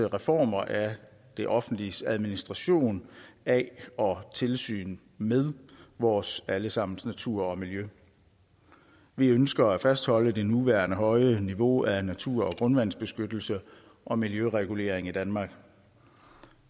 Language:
Danish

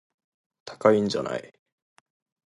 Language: Japanese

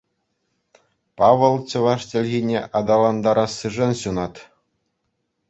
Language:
Chuvash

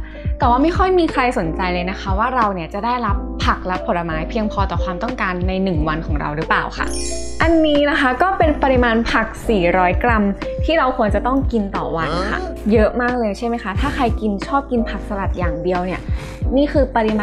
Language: Thai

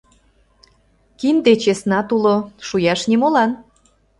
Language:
Mari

